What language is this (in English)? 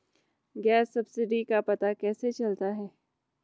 Hindi